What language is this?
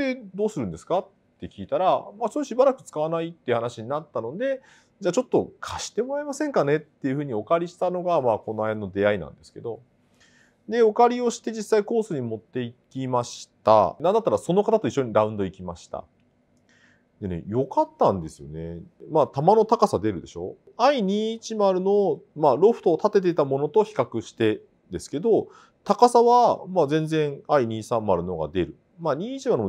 Japanese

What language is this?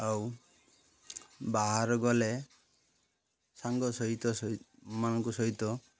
Odia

